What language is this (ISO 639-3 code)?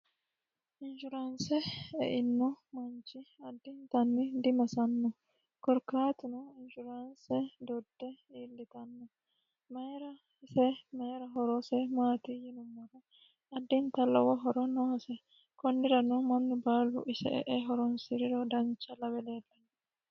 sid